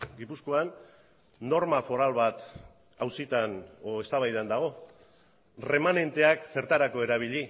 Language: Basque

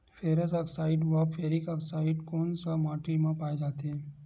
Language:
Chhattisgarhi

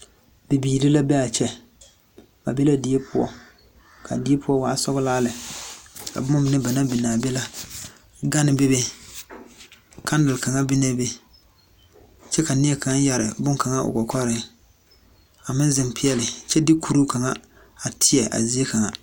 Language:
Southern Dagaare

